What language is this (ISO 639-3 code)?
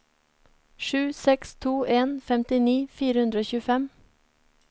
nor